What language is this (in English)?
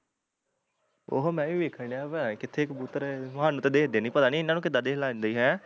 Punjabi